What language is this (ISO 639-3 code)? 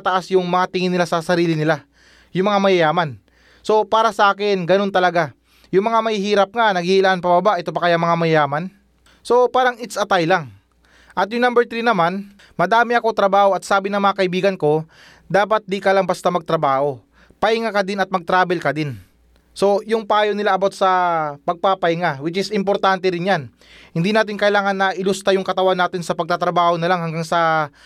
fil